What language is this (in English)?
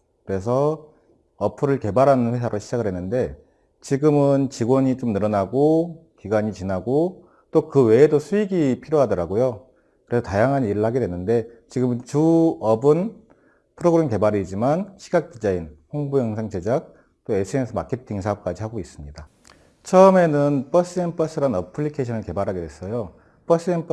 Korean